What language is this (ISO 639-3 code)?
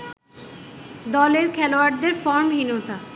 ben